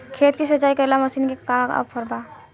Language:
Bhojpuri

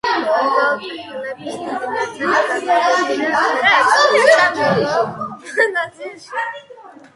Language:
Georgian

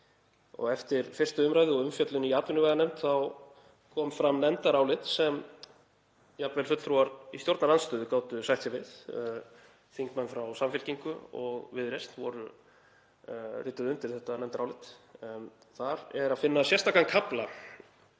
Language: Icelandic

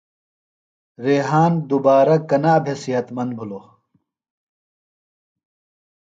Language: Phalura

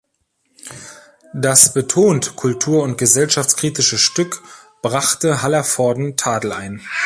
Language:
German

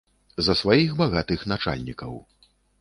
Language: Belarusian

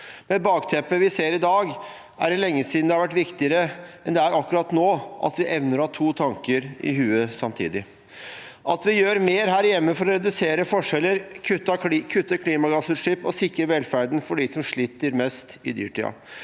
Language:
Norwegian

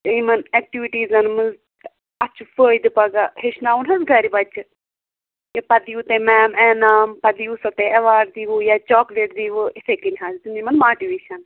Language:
Kashmiri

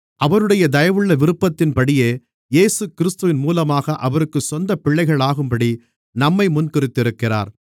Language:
Tamil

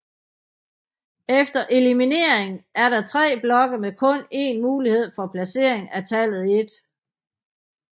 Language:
Danish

